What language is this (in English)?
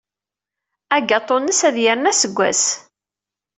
Kabyle